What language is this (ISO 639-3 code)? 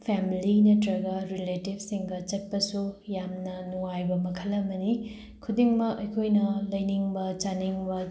mni